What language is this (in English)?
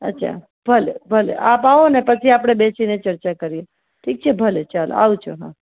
Gujarati